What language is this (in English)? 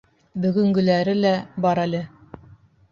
Bashkir